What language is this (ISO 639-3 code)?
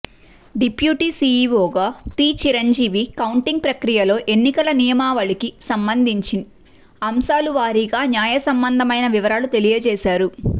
tel